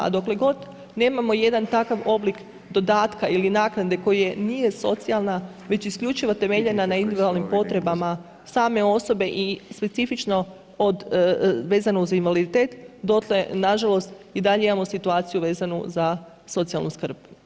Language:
Croatian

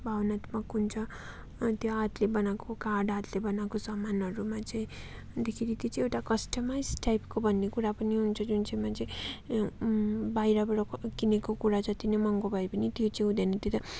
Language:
Nepali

